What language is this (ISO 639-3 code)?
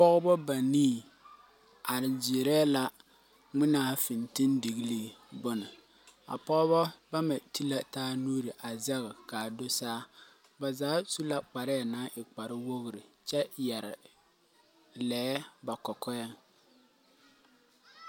dga